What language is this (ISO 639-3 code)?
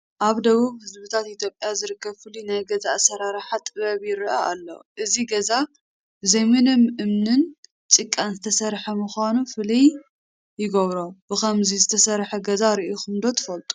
tir